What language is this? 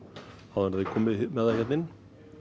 Icelandic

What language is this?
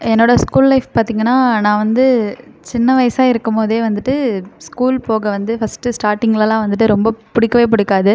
Tamil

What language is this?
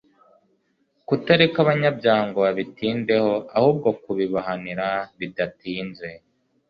Kinyarwanda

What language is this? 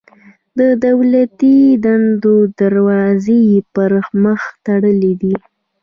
Pashto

